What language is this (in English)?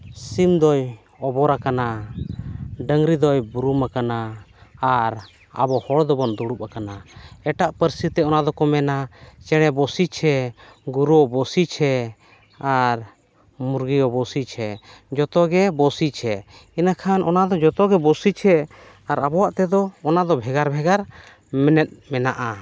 Santali